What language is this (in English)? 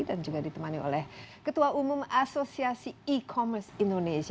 Indonesian